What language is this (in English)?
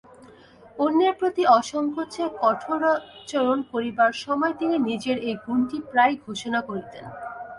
Bangla